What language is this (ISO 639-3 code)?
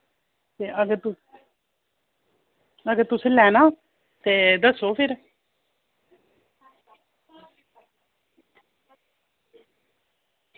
doi